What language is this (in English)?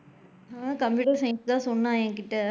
Tamil